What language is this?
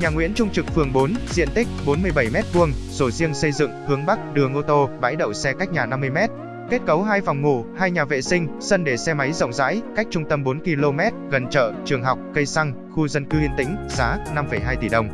Vietnamese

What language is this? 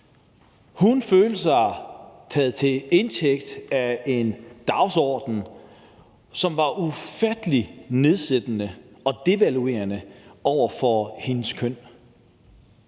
Danish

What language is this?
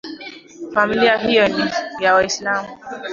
Swahili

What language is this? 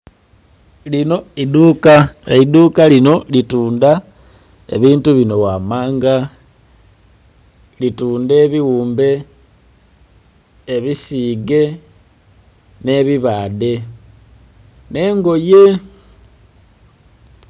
Soga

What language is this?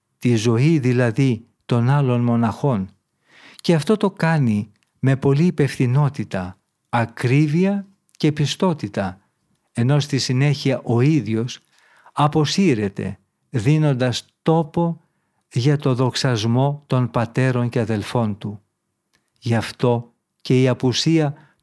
Greek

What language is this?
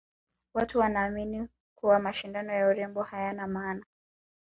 Swahili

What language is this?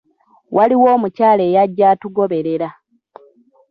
Ganda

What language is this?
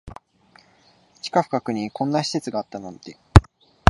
Japanese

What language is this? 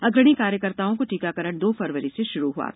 Hindi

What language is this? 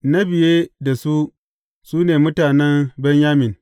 Hausa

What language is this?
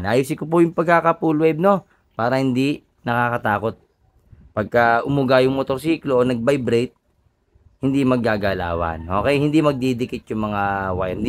Filipino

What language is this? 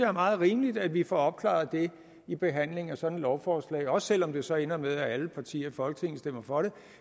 Danish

